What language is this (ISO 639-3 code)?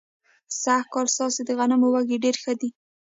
pus